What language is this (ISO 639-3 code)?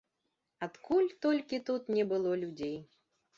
bel